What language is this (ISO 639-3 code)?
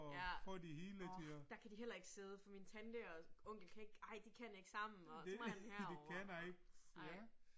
dan